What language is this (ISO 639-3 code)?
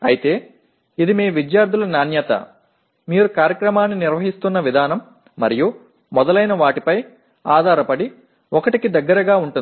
tel